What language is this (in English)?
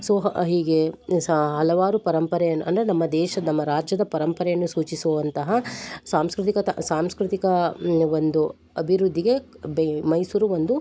Kannada